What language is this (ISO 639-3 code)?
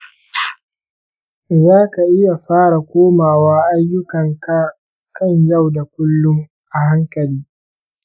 hau